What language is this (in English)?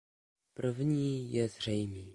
Czech